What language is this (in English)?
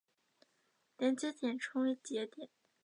Chinese